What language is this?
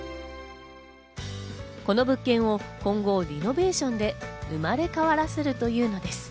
Japanese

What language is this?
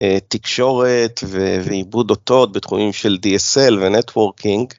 Hebrew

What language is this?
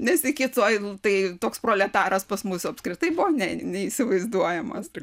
Lithuanian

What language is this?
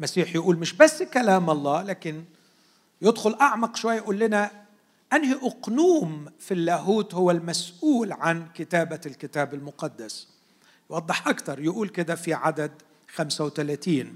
Arabic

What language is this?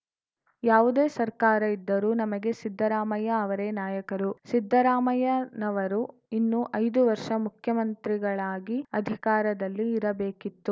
Kannada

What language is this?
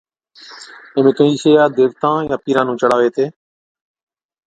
Od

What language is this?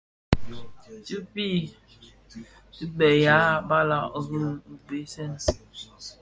Bafia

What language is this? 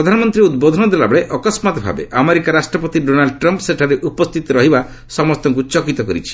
Odia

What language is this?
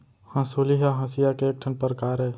Chhattisgarhi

